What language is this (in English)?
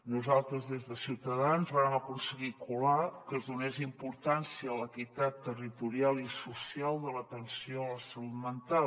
Catalan